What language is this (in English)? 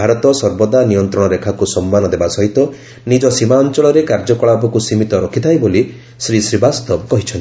Odia